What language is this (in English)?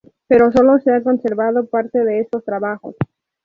Spanish